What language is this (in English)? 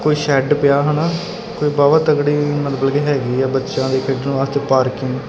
Punjabi